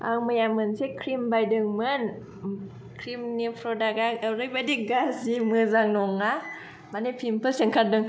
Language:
Bodo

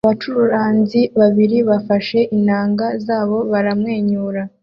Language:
Kinyarwanda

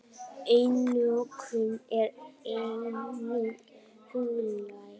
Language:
Icelandic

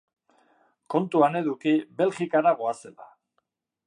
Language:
Basque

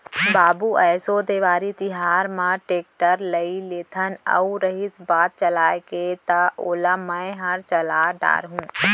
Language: Chhattisgarhi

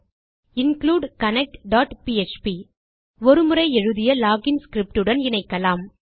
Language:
Tamil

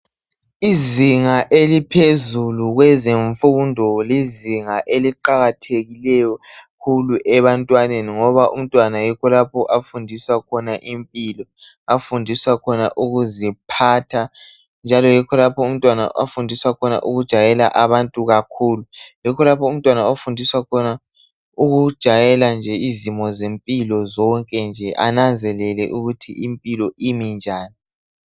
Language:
North Ndebele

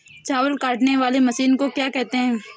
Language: Hindi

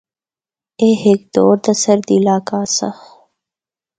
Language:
Northern Hindko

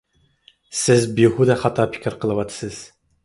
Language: Uyghur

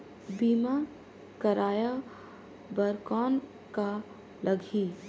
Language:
Chhattisgarhi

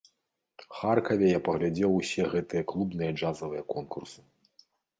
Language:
Belarusian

